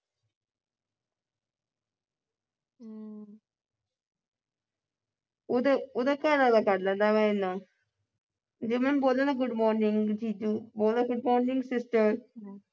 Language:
Punjabi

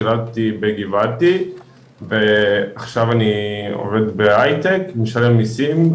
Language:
Hebrew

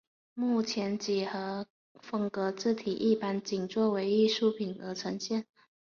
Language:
Chinese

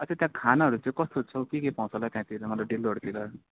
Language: Nepali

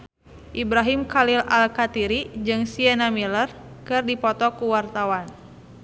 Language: Sundanese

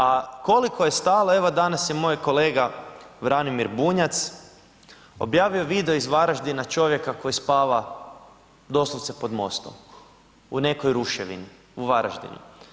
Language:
Croatian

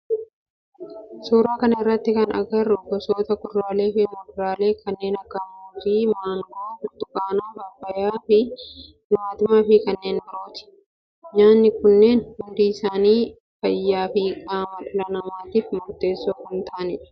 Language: Oromo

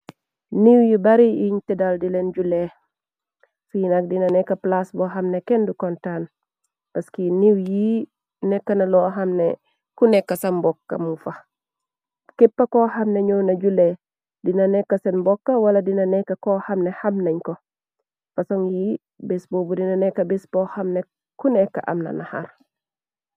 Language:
Wolof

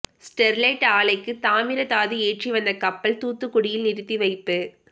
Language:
Tamil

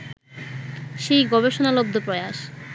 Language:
Bangla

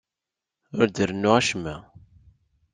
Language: Kabyle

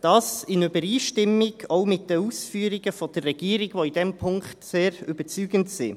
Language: Swiss German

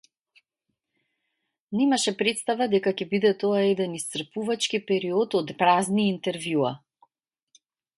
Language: Macedonian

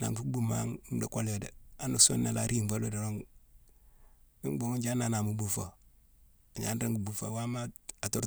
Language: Mansoanka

